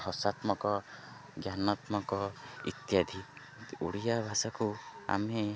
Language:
Odia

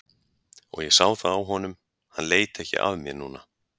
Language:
Icelandic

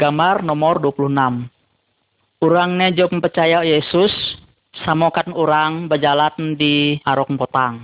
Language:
Malay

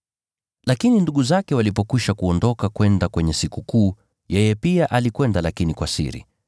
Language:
Swahili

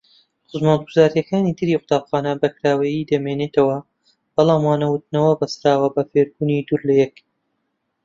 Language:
Central Kurdish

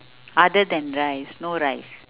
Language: English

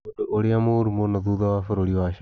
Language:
Kikuyu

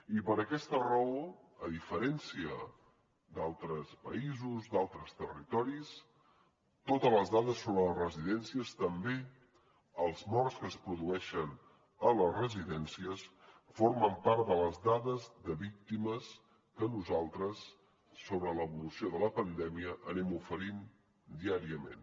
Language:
Catalan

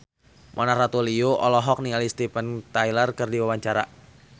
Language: Sundanese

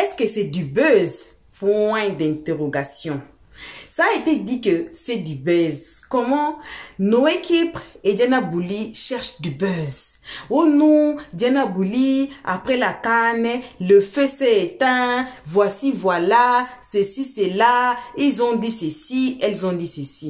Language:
French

